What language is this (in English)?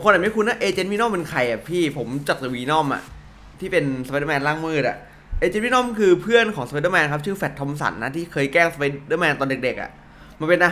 Thai